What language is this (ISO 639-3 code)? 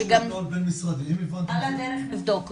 heb